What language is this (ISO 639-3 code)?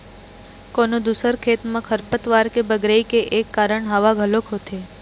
hne